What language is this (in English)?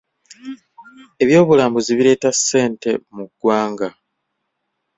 Ganda